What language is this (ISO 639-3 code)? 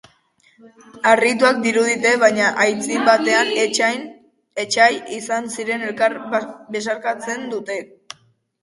eus